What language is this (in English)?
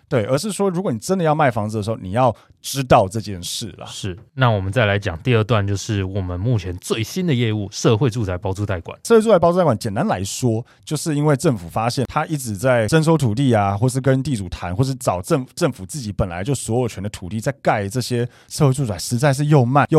Chinese